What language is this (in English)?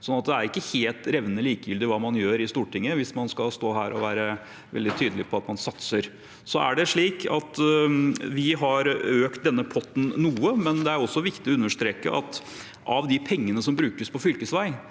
Norwegian